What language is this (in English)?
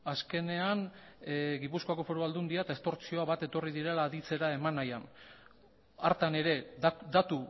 Basque